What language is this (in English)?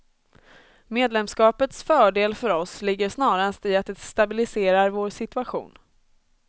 Swedish